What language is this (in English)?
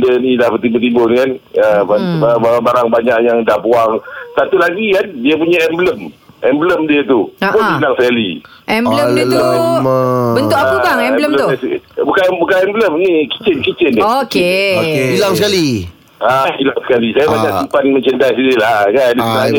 Malay